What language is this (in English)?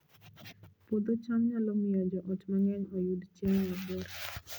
Luo (Kenya and Tanzania)